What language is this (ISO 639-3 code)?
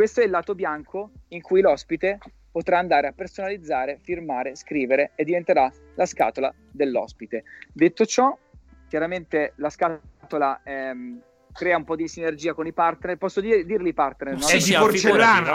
ita